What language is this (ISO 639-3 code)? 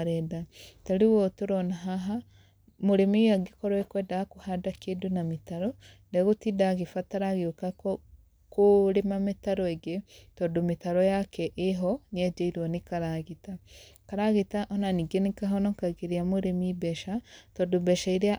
kik